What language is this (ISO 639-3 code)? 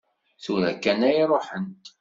kab